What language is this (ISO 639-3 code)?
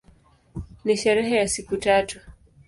swa